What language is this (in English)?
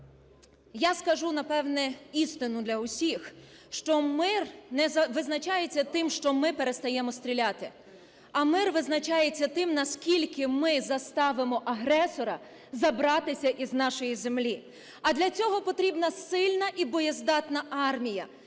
Ukrainian